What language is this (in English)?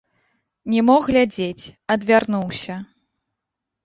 Belarusian